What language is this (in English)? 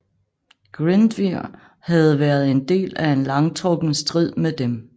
Danish